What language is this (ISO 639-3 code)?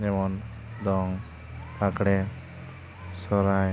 sat